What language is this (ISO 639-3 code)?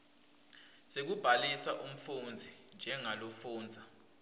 ssw